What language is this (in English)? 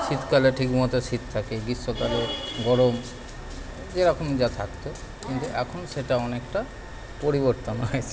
Bangla